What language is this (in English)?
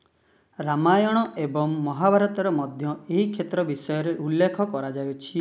Odia